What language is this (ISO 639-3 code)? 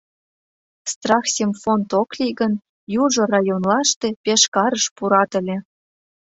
chm